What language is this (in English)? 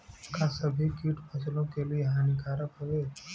Bhojpuri